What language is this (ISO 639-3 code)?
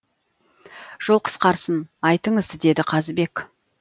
kaz